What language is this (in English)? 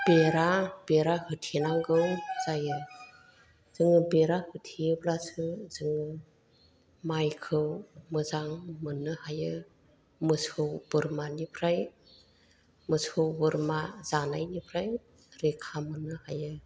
Bodo